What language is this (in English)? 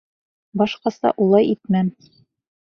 Bashkir